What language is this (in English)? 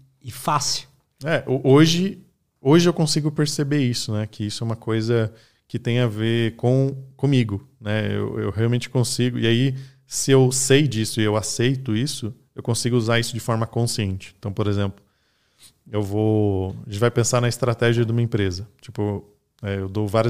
Portuguese